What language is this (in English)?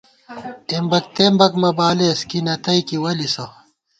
Gawar-Bati